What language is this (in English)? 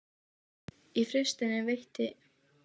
Icelandic